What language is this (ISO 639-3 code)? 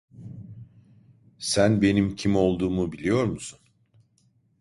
tur